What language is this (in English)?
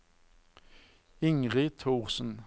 Norwegian